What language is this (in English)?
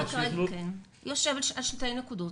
Hebrew